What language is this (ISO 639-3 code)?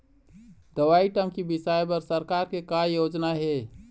hne